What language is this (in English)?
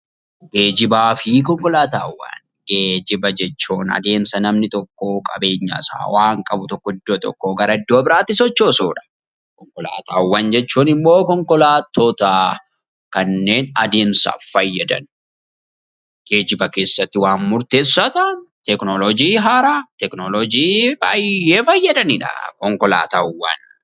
Oromo